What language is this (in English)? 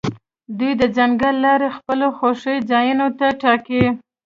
Pashto